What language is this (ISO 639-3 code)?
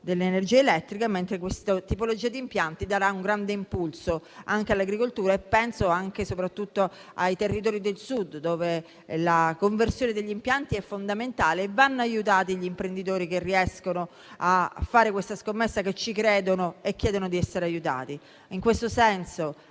ita